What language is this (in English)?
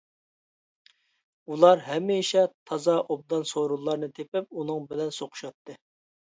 Uyghur